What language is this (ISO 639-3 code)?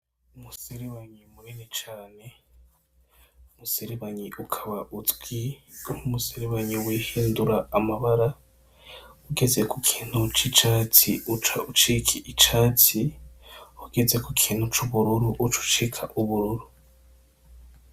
run